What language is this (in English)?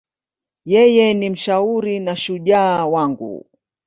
Swahili